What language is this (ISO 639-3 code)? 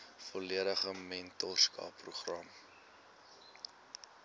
afr